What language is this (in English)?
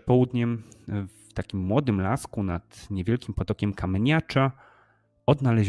Polish